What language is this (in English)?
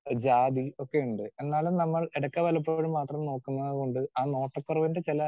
Malayalam